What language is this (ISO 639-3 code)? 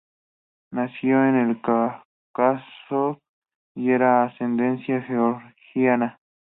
spa